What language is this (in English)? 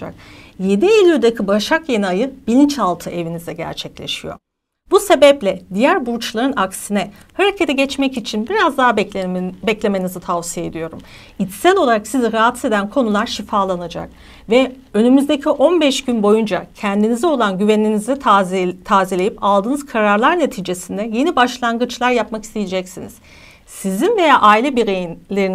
Turkish